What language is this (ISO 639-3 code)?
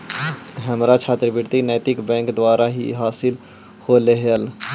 mag